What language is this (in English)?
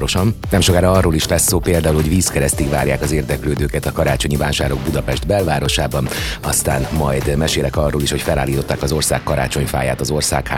Hungarian